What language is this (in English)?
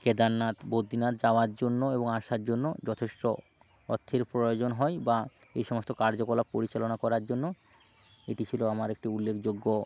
Bangla